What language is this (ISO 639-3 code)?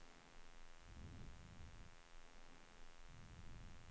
swe